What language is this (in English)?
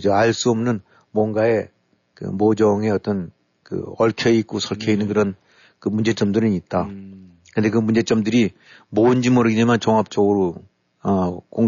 Korean